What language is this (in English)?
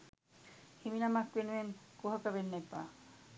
Sinhala